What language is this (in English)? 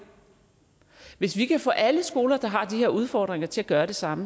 Danish